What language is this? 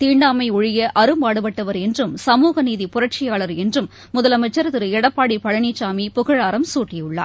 Tamil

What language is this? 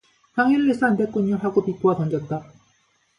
Korean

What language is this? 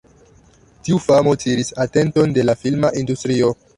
Esperanto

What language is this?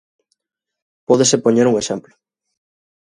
Galician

